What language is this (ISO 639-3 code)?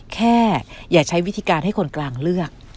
tha